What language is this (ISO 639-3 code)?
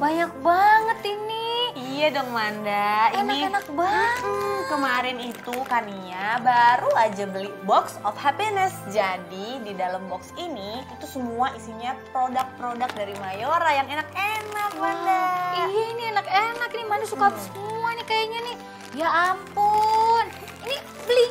ind